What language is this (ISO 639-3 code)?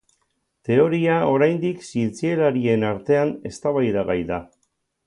eus